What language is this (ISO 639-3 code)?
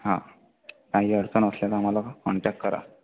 mar